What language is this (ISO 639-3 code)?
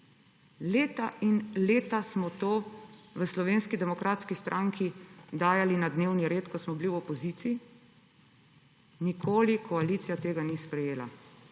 slv